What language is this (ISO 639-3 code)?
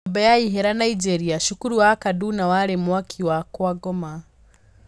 kik